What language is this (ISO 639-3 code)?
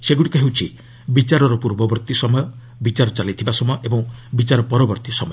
ori